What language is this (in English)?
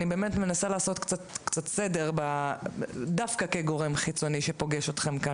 Hebrew